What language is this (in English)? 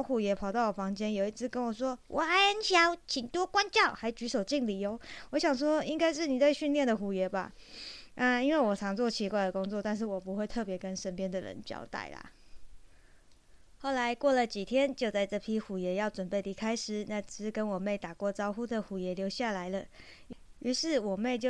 Chinese